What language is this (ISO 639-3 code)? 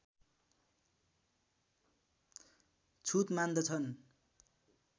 nep